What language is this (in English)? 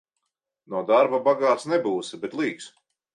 Latvian